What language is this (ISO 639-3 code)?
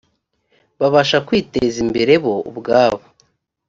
kin